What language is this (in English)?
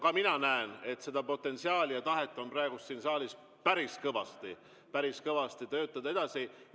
Estonian